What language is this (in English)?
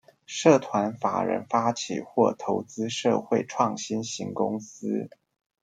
Chinese